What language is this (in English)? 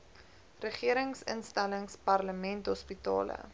Afrikaans